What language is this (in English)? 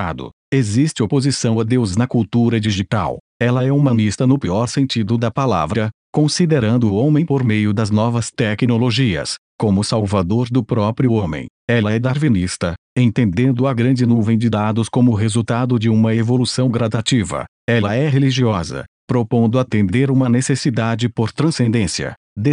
Portuguese